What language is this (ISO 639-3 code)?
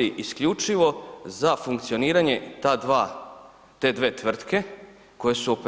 hrv